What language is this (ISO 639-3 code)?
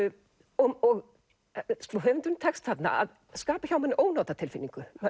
isl